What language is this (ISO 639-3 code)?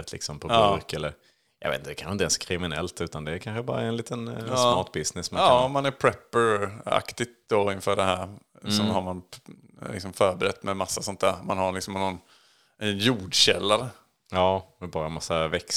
swe